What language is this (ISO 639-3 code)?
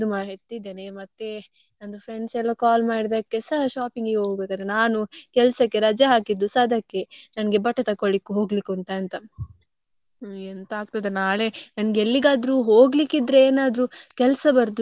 kan